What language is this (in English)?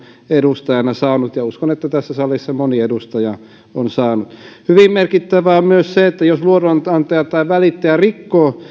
Finnish